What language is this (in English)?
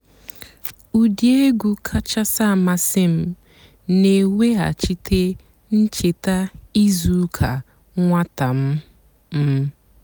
Igbo